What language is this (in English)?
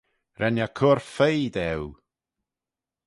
Manx